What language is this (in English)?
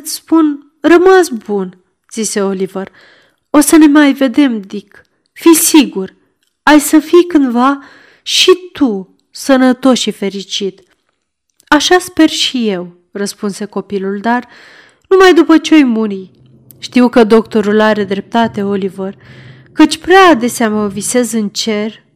Romanian